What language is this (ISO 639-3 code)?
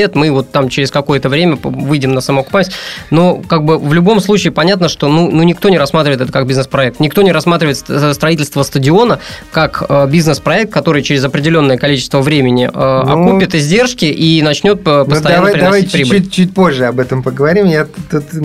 rus